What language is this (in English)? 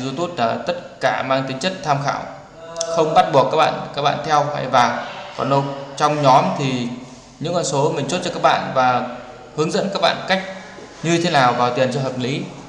Vietnamese